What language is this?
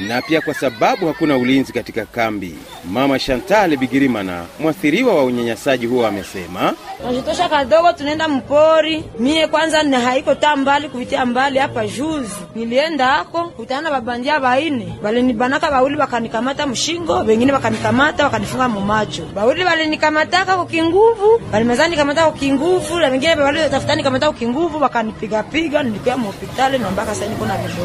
Swahili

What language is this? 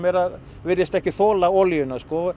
Icelandic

